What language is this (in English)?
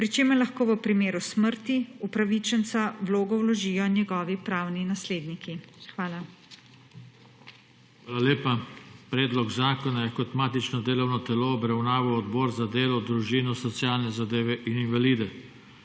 Slovenian